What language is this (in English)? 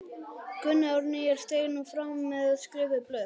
Icelandic